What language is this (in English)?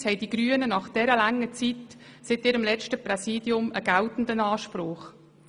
Swiss German